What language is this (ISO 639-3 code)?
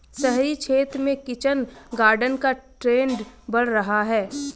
hin